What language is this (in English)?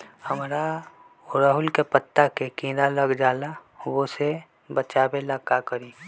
Magahi